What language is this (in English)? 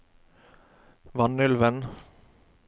Norwegian